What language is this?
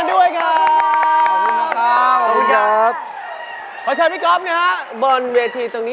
Thai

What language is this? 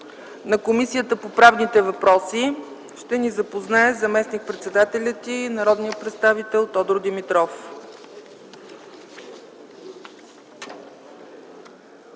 Bulgarian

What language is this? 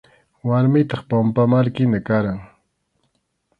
Arequipa-La Unión Quechua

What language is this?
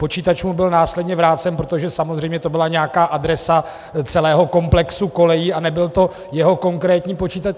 Czech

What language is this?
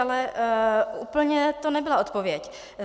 Czech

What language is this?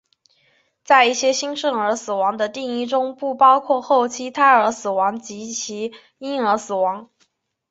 Chinese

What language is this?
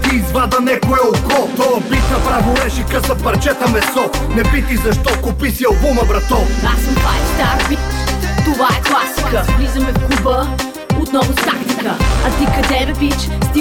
Bulgarian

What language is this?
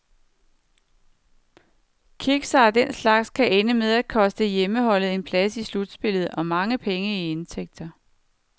Danish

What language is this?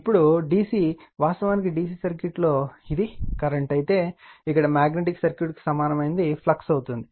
Telugu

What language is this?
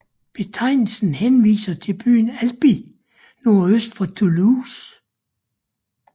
Danish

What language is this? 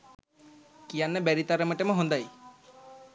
Sinhala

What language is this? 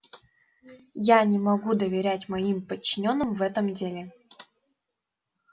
Russian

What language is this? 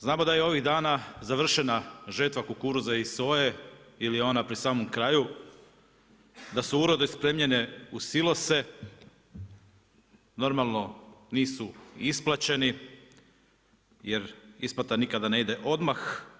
Croatian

